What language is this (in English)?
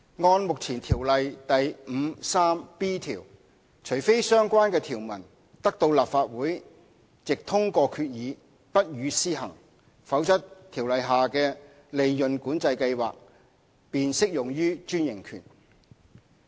Cantonese